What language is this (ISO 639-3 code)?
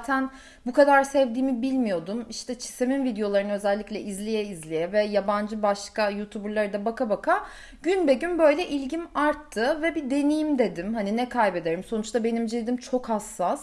tur